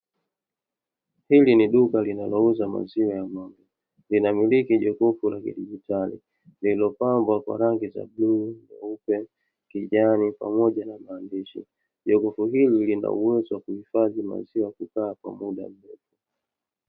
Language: Swahili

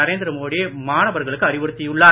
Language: Tamil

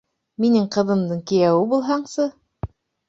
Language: Bashkir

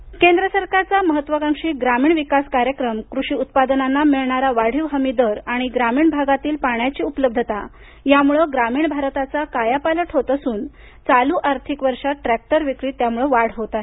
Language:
Marathi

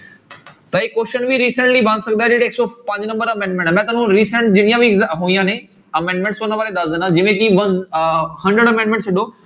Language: Punjabi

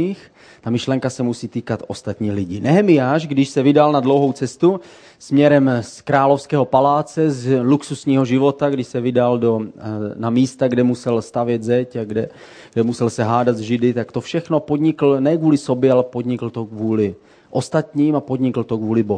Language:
Czech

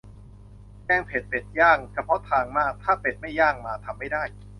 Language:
Thai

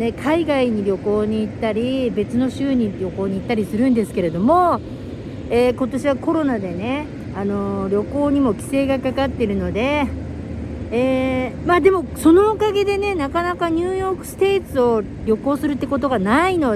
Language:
Japanese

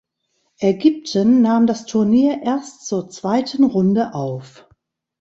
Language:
German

